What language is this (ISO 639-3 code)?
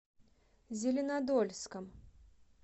rus